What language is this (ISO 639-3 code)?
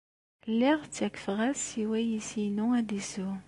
kab